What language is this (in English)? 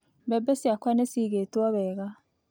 Kikuyu